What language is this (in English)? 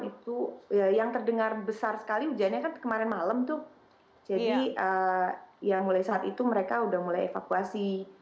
Indonesian